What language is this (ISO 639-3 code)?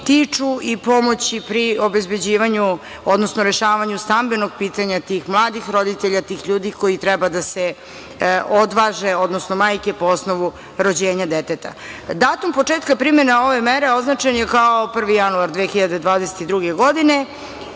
srp